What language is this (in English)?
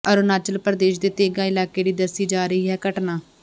Punjabi